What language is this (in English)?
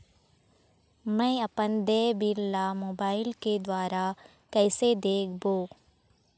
Chhattisgarhi